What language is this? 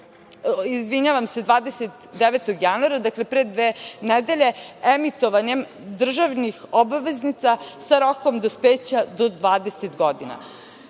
Serbian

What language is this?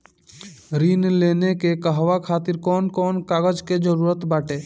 Bhojpuri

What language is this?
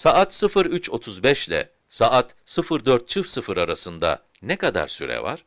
Turkish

